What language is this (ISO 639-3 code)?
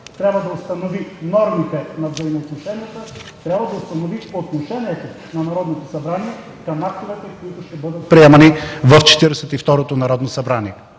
bul